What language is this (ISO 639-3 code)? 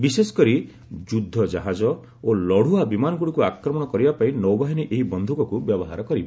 ori